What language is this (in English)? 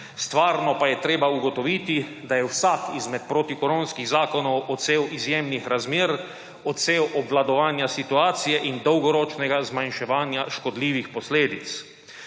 Slovenian